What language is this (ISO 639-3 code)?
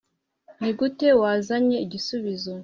kin